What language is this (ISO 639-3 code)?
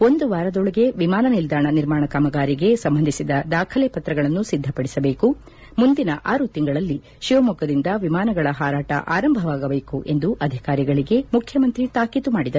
kan